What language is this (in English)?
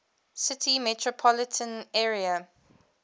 English